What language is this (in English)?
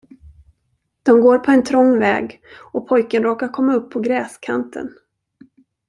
Swedish